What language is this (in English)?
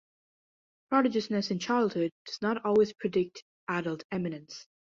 English